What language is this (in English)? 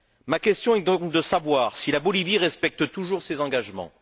French